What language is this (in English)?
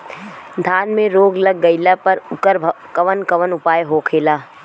Bhojpuri